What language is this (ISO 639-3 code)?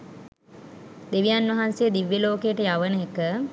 sin